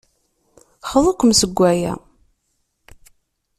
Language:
Kabyle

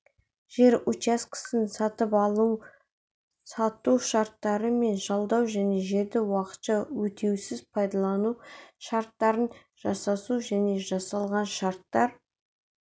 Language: Kazakh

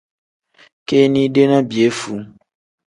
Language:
Tem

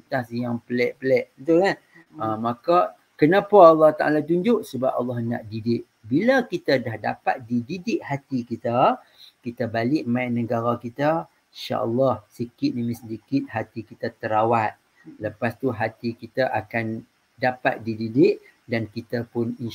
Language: Malay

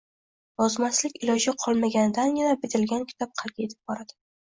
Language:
Uzbek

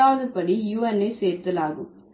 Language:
Tamil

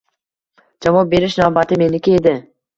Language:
Uzbek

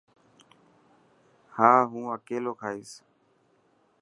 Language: Dhatki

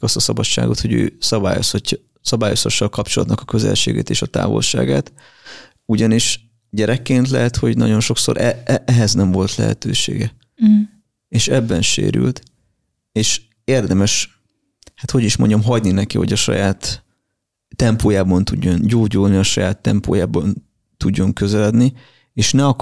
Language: Hungarian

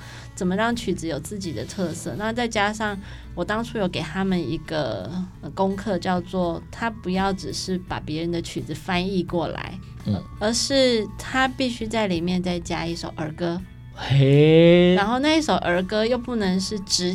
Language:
Chinese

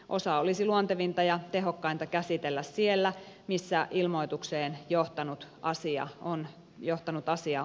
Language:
Finnish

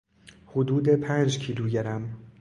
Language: Persian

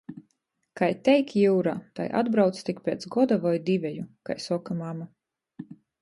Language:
Latgalian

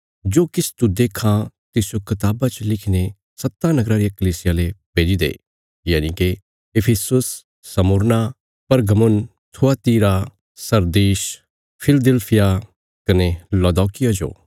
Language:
Bilaspuri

